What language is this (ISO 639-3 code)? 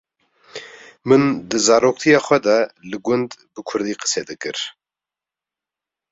kur